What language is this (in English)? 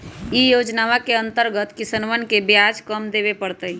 Magahi